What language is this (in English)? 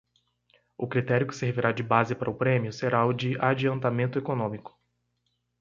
Portuguese